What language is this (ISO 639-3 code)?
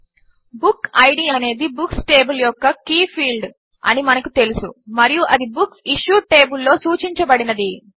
tel